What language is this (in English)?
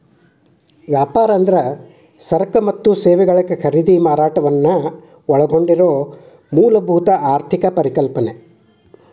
Kannada